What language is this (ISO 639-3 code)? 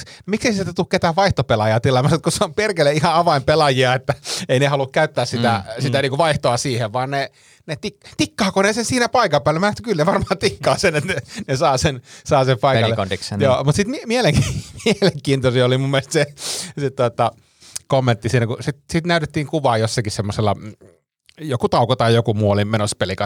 fin